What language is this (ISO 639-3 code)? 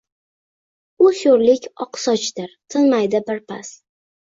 uzb